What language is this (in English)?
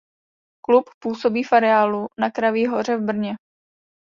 Czech